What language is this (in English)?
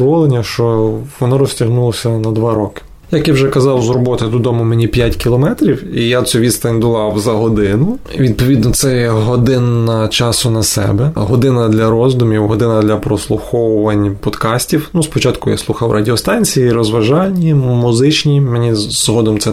Ukrainian